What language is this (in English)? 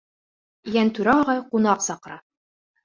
Bashkir